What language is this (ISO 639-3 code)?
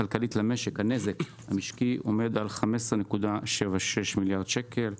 heb